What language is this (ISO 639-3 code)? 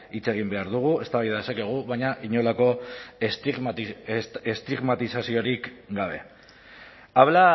eus